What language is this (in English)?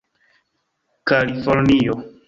Esperanto